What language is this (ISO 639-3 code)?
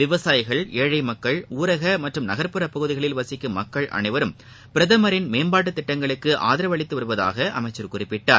tam